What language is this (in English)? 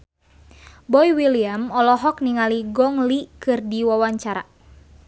Sundanese